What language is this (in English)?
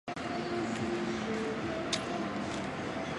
Chinese